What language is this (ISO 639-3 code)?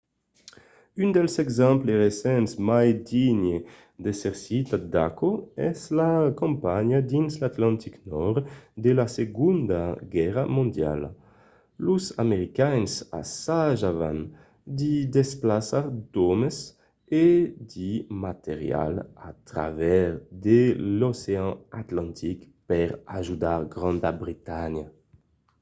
oci